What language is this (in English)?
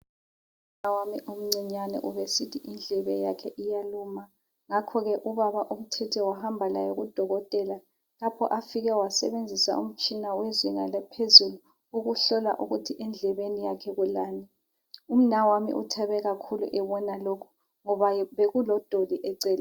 North Ndebele